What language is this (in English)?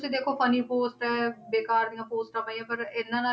Punjabi